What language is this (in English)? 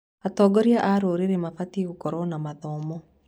Kikuyu